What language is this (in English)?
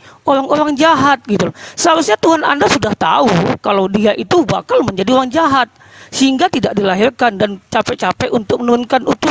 Indonesian